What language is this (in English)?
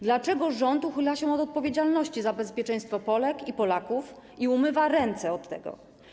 Polish